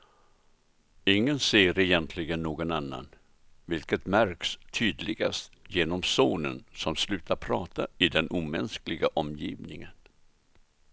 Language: Swedish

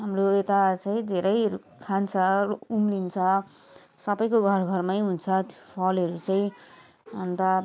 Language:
Nepali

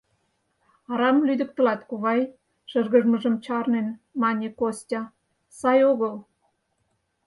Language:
Mari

